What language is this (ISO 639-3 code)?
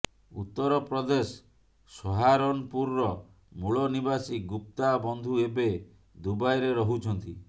ori